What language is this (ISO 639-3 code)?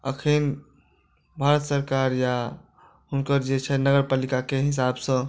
mai